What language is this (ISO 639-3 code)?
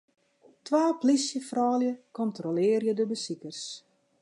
fry